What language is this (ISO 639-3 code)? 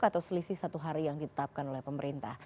ind